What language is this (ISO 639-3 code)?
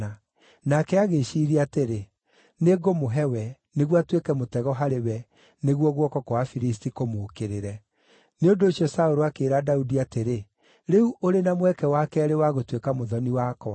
kik